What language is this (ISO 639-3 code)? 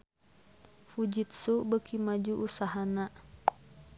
sun